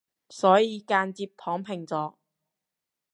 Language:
Cantonese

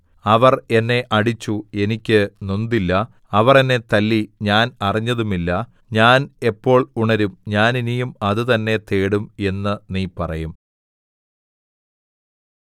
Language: Malayalam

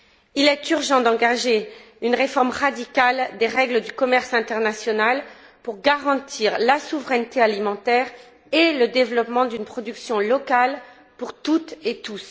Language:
French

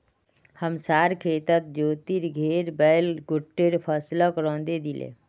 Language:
Magahi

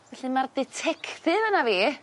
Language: Welsh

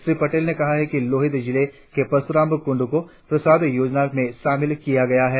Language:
Hindi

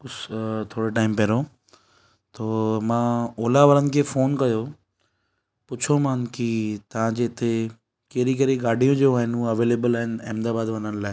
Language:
Sindhi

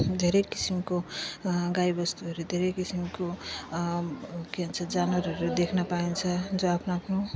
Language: Nepali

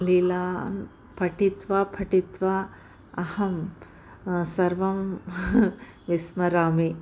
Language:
Sanskrit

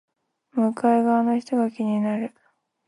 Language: Japanese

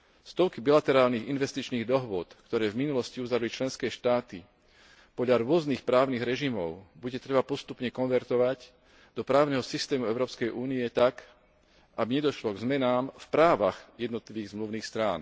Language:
Slovak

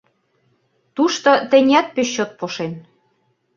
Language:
Mari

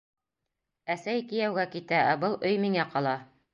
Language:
Bashkir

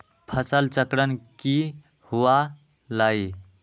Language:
Magahi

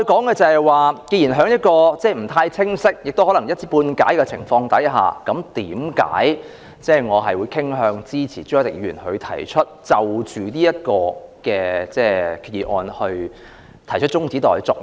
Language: Cantonese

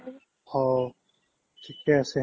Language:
Assamese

